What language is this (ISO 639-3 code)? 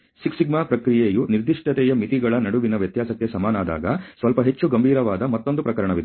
kan